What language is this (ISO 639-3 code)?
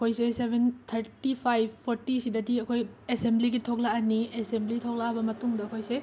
mni